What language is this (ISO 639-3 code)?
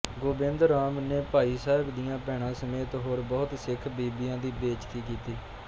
pan